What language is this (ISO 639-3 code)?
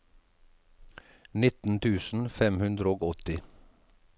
nor